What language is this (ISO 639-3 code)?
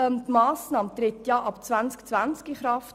gsw